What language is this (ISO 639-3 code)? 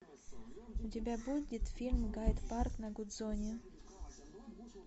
rus